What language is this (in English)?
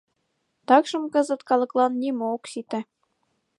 Mari